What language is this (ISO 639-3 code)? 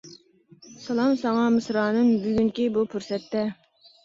uig